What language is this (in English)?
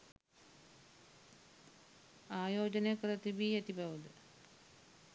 Sinhala